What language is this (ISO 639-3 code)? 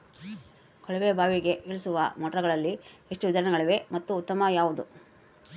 kan